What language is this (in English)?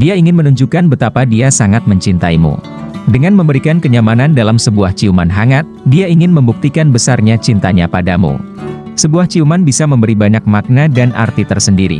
Indonesian